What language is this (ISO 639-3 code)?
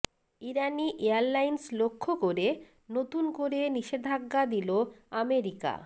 ben